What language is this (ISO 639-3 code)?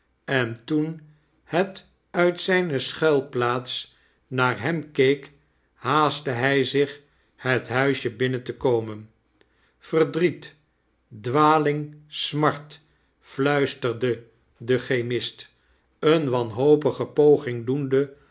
nld